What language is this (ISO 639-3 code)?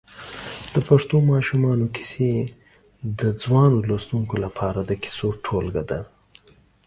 pus